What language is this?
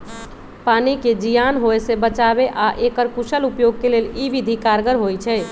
Magahi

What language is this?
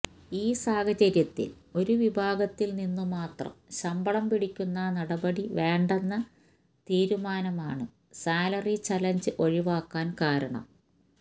Malayalam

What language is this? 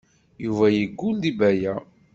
Kabyle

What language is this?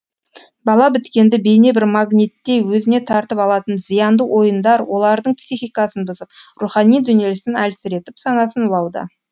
Kazakh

